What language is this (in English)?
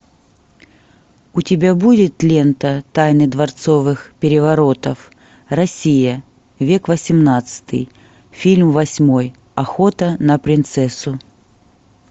Russian